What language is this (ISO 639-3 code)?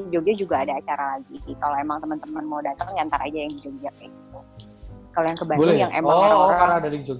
ind